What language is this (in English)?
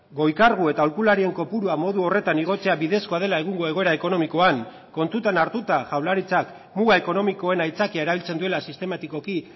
Basque